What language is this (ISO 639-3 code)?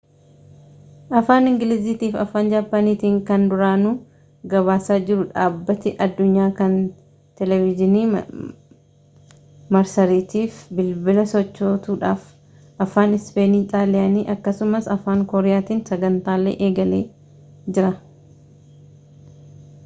orm